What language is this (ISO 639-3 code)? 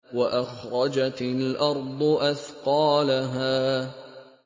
ara